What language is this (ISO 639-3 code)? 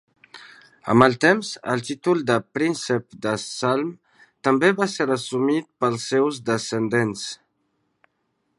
cat